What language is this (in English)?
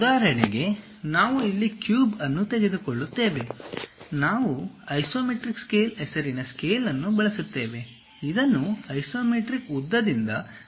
Kannada